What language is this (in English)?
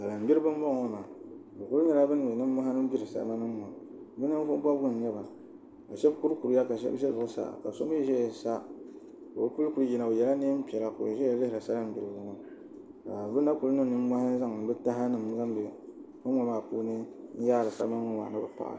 Dagbani